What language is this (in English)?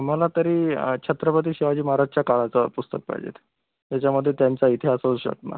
Marathi